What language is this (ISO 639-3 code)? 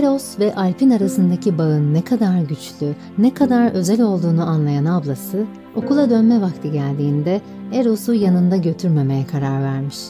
tur